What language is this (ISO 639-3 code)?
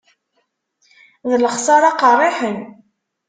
kab